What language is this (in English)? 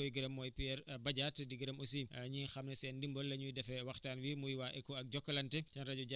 Wolof